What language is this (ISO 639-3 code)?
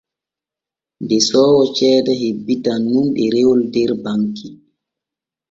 fue